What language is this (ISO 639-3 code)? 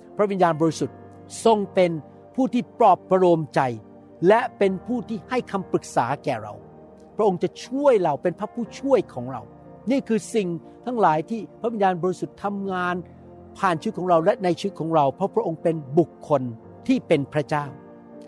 tha